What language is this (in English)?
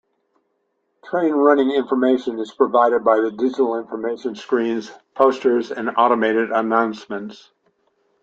English